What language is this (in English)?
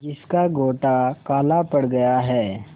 Hindi